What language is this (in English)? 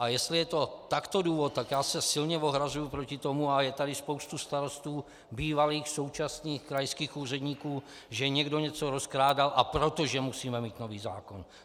Czech